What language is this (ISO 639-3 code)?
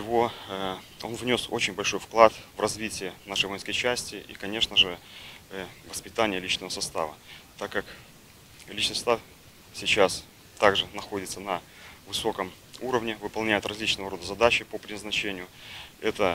rus